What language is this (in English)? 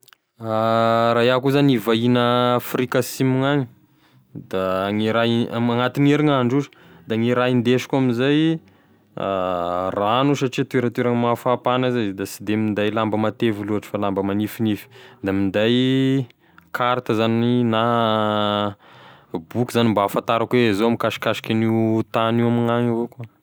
Tesaka Malagasy